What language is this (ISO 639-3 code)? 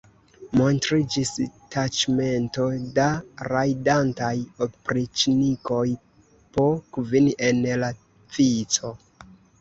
epo